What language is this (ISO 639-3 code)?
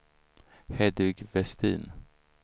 swe